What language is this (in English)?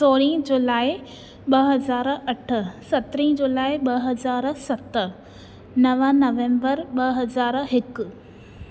Sindhi